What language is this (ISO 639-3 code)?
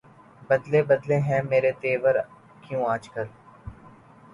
urd